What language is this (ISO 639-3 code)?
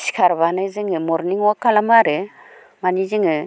brx